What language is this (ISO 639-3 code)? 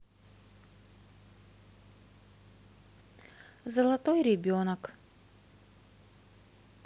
rus